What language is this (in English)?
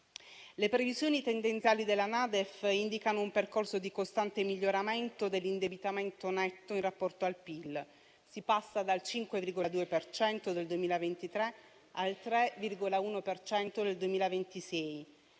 Italian